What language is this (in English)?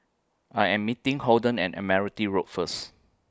English